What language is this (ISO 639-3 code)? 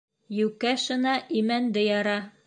bak